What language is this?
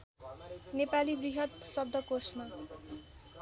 Nepali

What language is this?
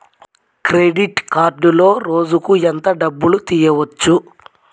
Telugu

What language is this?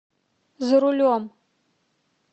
Russian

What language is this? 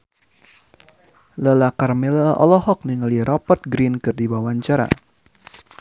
Sundanese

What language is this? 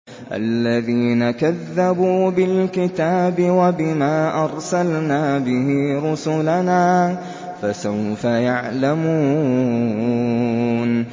Arabic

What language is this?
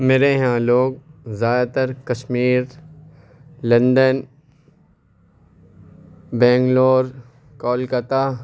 Urdu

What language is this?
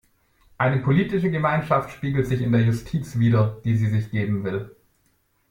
German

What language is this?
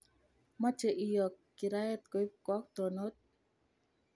Kalenjin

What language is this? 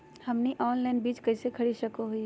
Magahi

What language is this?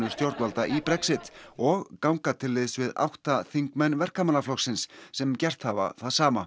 Icelandic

